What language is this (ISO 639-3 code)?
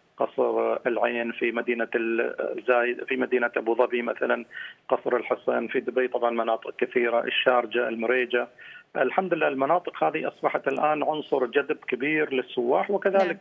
ara